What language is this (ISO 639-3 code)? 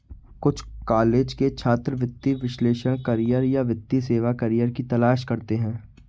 hin